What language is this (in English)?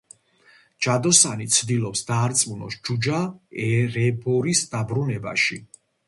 Georgian